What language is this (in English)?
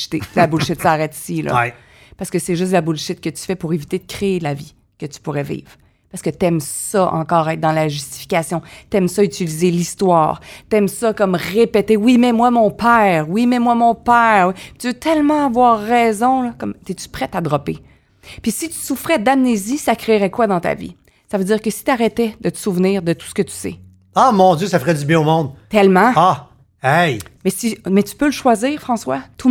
French